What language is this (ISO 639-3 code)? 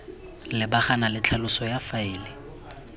tsn